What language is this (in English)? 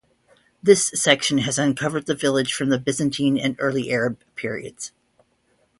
English